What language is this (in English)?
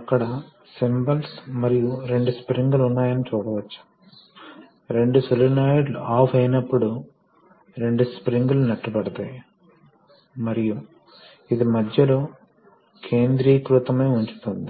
Telugu